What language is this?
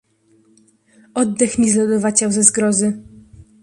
Polish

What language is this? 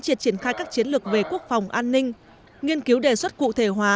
Vietnamese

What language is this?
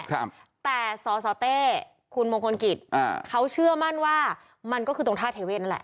Thai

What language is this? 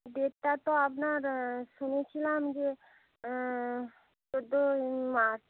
Bangla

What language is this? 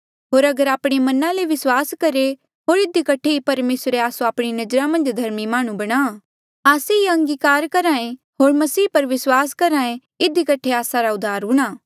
Mandeali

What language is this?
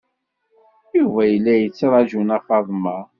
Kabyle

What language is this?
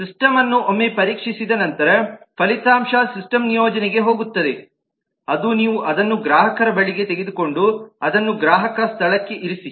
Kannada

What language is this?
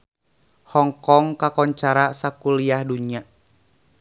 Sundanese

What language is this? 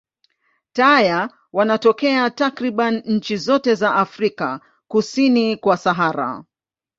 Swahili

